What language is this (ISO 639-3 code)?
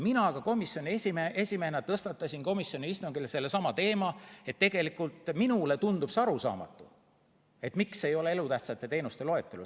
est